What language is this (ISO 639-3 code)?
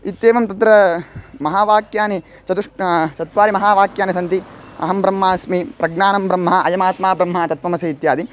san